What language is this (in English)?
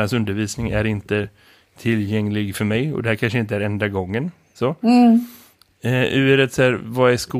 Swedish